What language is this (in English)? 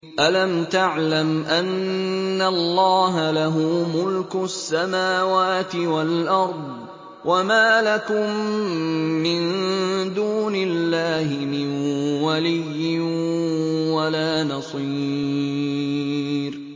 Arabic